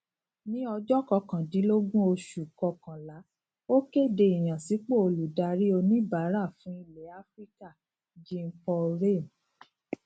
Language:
Yoruba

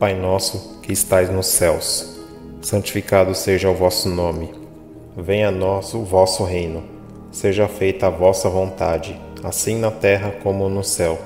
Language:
Portuguese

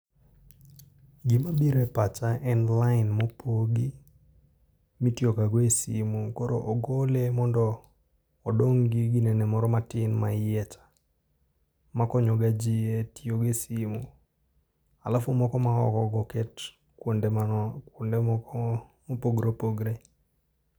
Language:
Luo (Kenya and Tanzania)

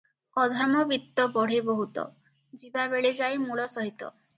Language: Odia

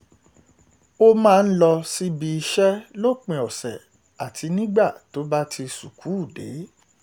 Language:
Yoruba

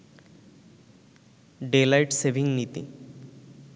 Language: Bangla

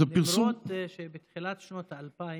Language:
Hebrew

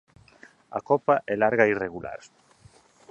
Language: Galician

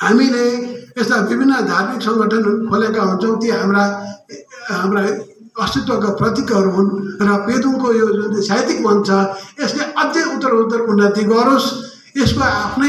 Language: Arabic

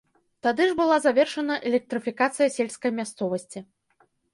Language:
Belarusian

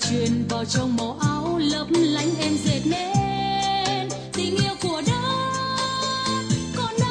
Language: Vietnamese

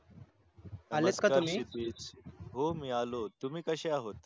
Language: Marathi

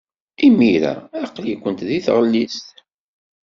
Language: Kabyle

